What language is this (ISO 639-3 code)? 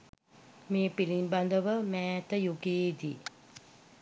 sin